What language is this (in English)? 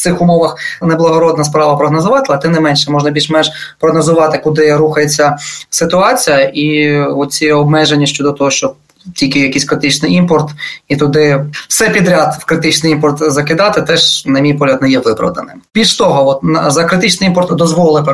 Ukrainian